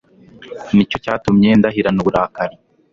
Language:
Kinyarwanda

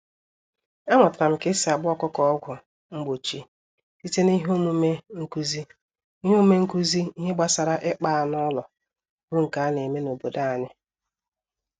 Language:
Igbo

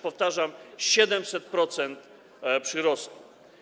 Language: Polish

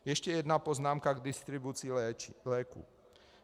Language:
Czech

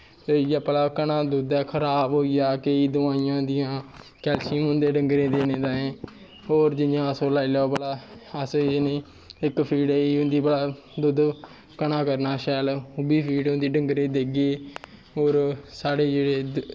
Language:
Dogri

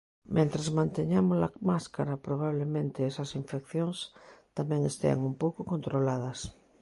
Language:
Galician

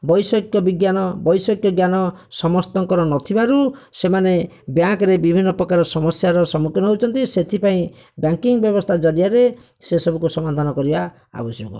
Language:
Odia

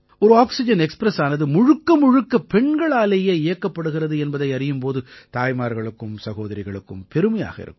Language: Tamil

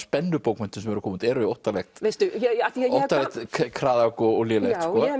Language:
Icelandic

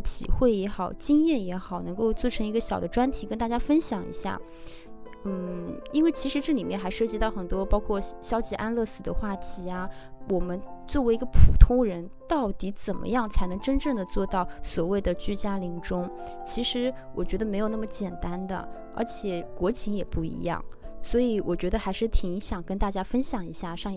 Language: Chinese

